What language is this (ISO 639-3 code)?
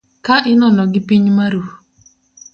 luo